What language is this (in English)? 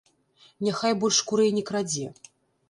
Belarusian